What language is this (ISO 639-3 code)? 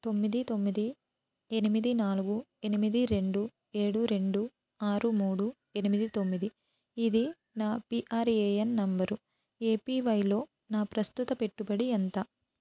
tel